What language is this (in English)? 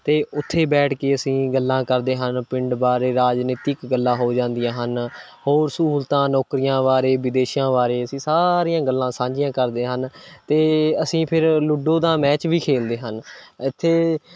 Punjabi